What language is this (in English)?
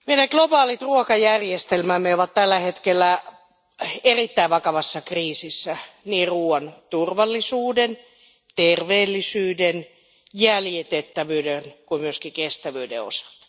Finnish